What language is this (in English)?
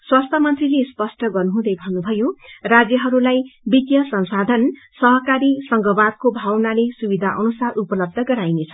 Nepali